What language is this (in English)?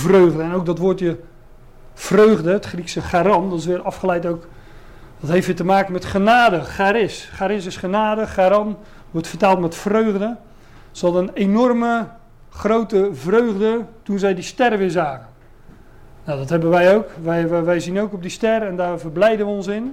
Dutch